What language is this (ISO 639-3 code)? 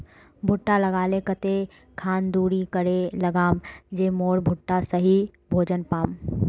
mag